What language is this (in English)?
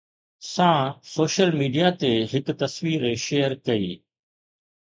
Sindhi